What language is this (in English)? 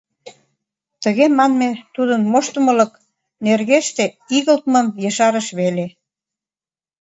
Mari